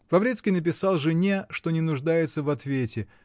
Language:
Russian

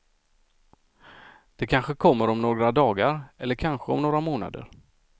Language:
Swedish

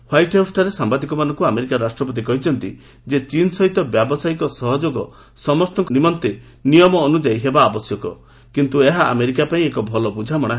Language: Odia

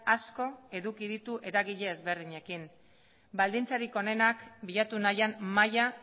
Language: Basque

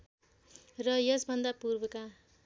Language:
Nepali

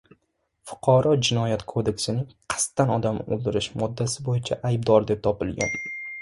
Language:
Uzbek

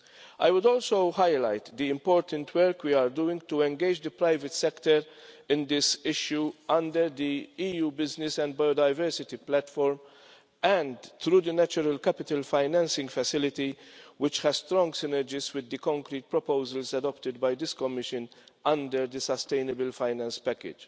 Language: English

